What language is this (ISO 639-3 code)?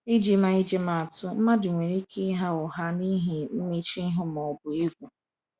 ibo